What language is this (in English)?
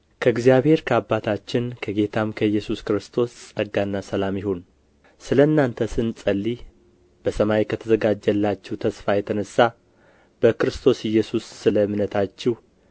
Amharic